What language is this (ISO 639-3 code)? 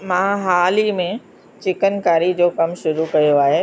snd